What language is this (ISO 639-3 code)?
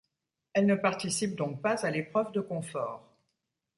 fra